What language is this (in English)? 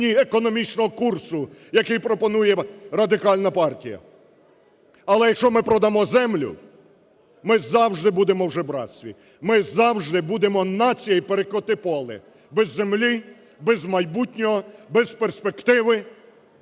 Ukrainian